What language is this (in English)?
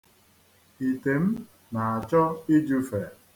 Igbo